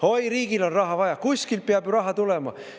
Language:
Estonian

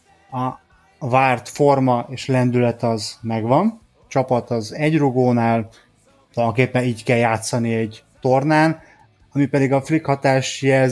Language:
Hungarian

